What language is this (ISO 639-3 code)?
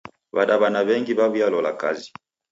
dav